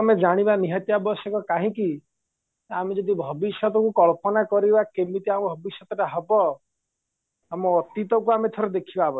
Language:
Odia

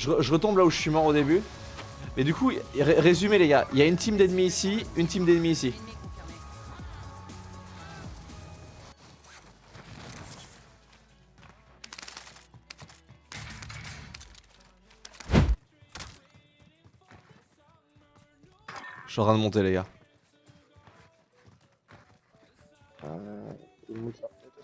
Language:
French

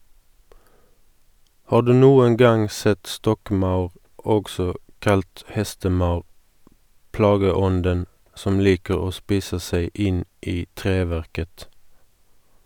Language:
Norwegian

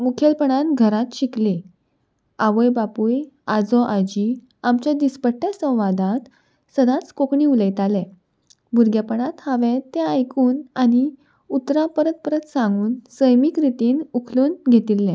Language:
Konkani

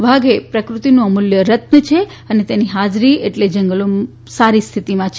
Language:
Gujarati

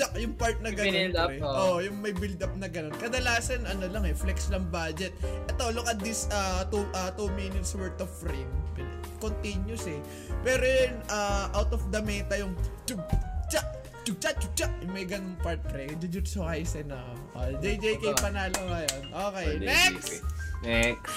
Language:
Filipino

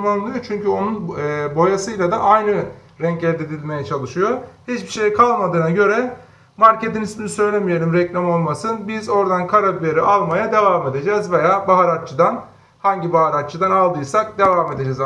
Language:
Turkish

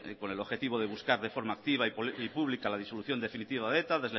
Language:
Spanish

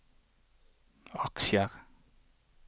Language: Norwegian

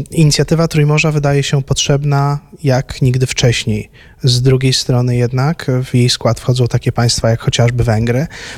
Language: Polish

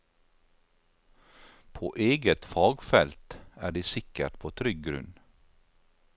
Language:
Norwegian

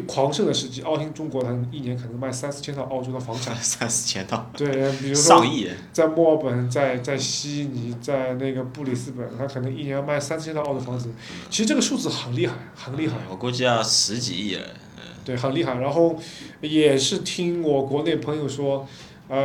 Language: Chinese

